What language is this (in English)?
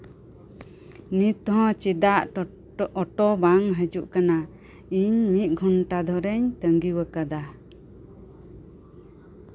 Santali